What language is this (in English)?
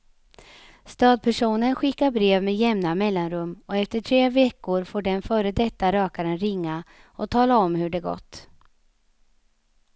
Swedish